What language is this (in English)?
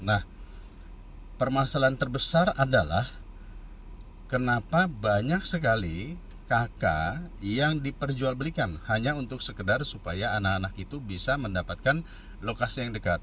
Indonesian